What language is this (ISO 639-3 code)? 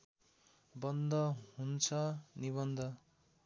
nep